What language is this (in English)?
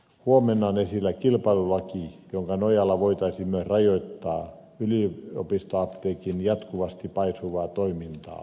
Finnish